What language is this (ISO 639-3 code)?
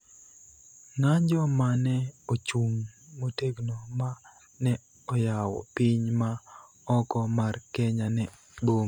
luo